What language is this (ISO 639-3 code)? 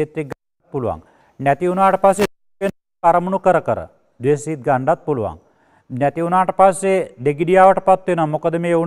ind